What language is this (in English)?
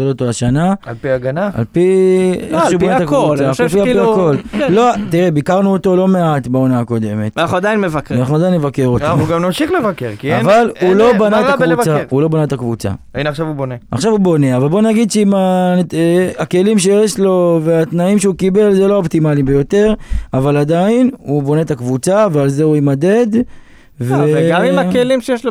Hebrew